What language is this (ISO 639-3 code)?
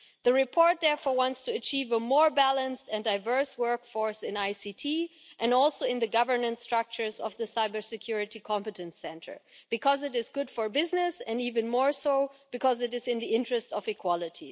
eng